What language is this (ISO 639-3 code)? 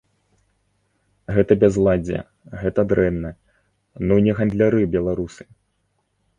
bel